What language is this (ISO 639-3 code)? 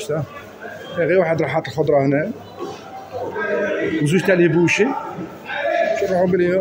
ara